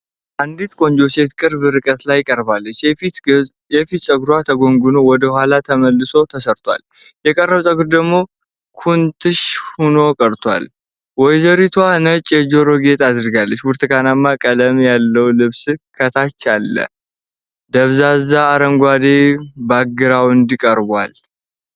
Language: Amharic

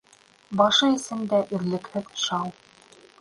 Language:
Bashkir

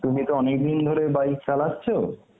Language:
Bangla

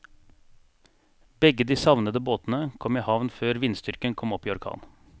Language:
Norwegian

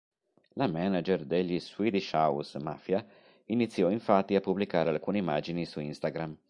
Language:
Italian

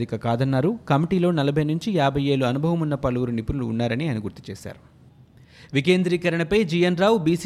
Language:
Telugu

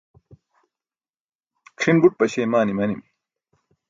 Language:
Burushaski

